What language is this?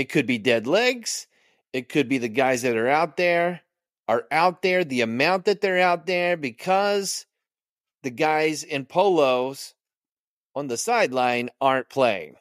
English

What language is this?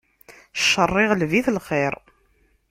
Kabyle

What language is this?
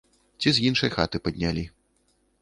Belarusian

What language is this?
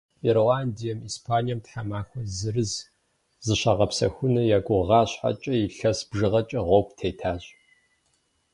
Kabardian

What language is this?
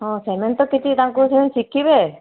Odia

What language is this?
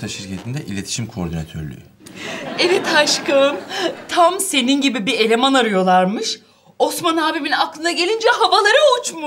Turkish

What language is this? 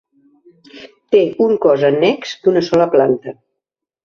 Catalan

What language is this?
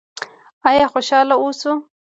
Pashto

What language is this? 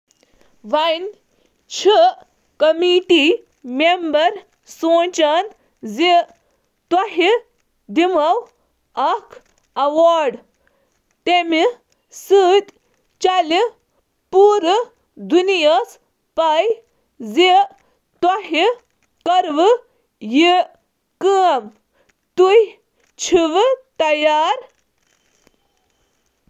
Kashmiri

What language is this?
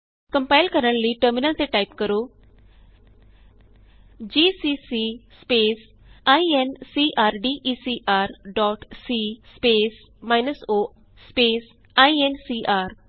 Punjabi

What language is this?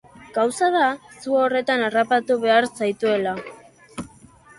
Basque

